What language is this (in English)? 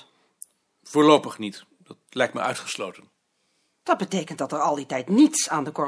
Dutch